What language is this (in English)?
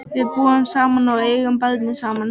Icelandic